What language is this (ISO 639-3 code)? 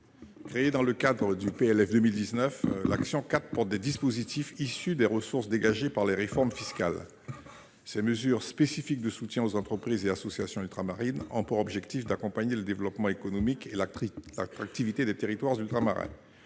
fra